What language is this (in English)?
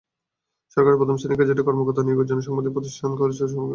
Bangla